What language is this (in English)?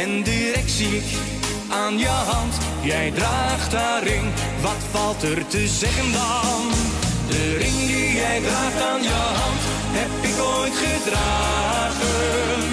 Dutch